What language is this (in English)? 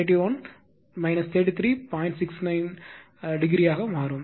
Tamil